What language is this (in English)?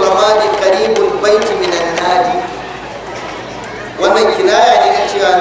Arabic